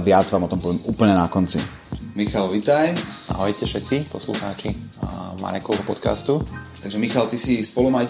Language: Slovak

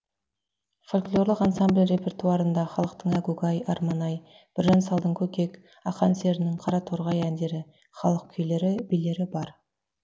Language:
Kazakh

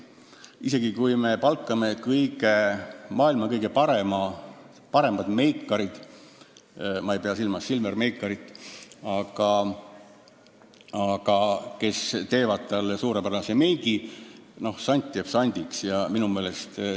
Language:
Estonian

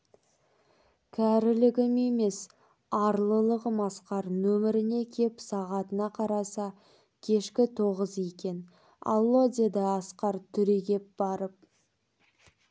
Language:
Kazakh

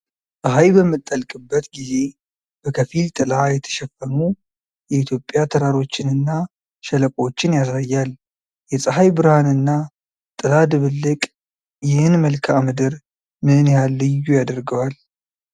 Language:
Amharic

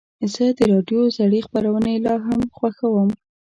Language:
Pashto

